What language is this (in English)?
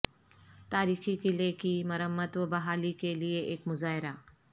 Urdu